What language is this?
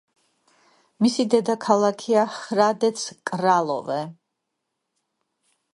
Georgian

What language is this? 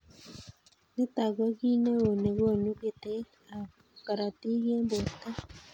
Kalenjin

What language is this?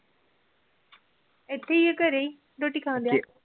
Punjabi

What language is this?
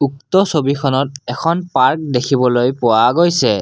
Assamese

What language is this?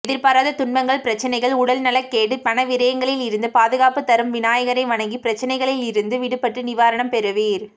Tamil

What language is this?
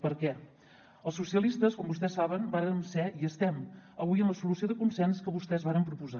Catalan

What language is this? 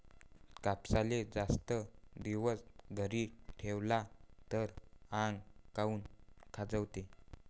Marathi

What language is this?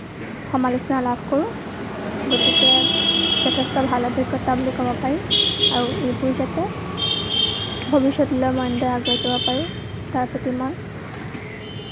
Assamese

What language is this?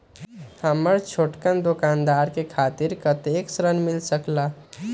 Magahi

